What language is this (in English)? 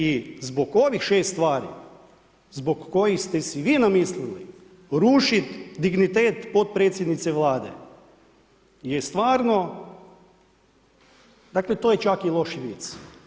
Croatian